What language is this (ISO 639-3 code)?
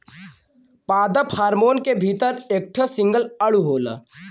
bho